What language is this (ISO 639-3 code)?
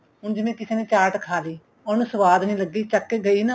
pan